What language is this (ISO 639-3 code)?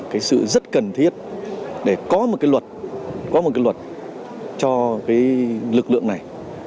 vie